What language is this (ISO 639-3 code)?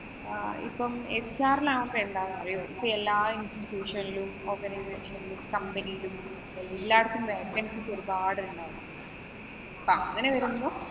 mal